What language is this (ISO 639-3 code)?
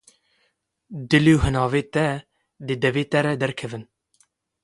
kur